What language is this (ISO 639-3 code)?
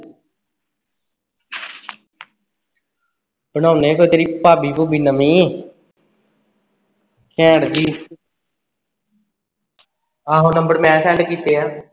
pan